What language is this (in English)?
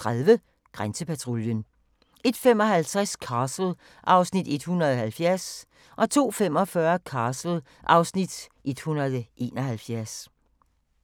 Danish